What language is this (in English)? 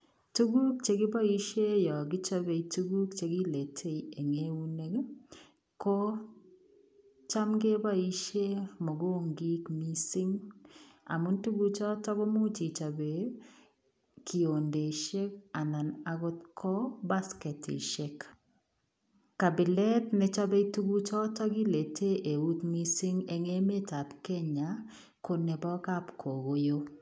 Kalenjin